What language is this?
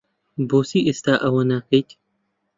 Central Kurdish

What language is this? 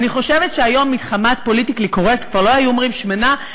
Hebrew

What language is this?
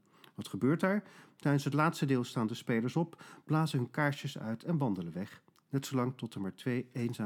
Dutch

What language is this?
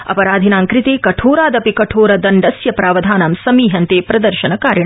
Sanskrit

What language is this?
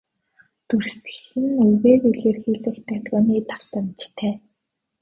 Mongolian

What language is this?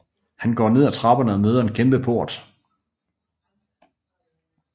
Danish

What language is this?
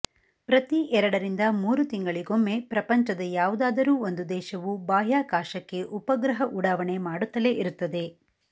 Kannada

